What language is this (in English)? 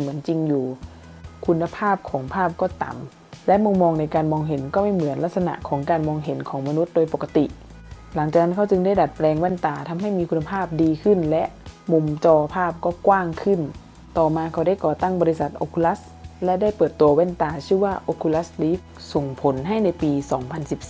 Thai